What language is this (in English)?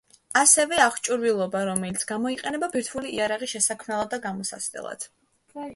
Georgian